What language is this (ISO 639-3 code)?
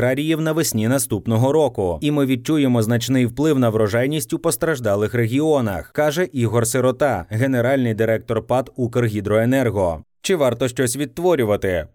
ukr